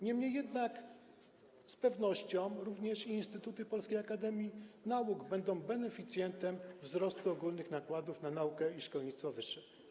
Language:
Polish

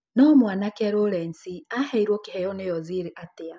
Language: Kikuyu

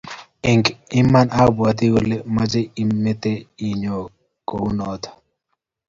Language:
Kalenjin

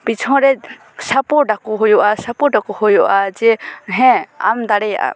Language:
Santali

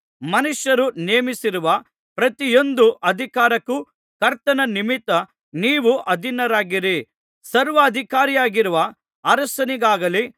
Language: Kannada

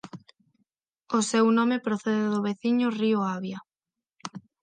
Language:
Galician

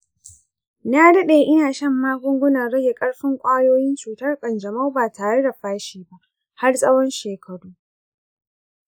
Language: Hausa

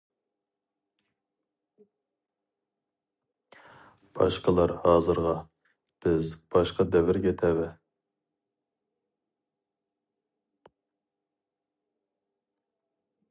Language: Uyghur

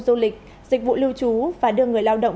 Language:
Vietnamese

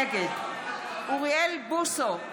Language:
Hebrew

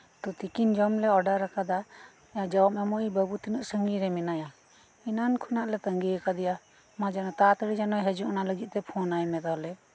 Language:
Santali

